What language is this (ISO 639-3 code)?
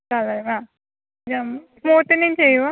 mal